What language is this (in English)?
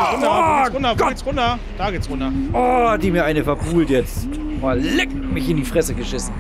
German